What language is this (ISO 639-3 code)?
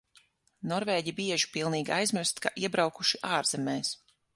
lav